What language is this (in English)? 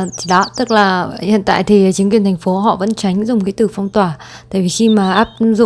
Vietnamese